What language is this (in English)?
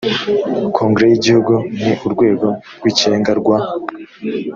Kinyarwanda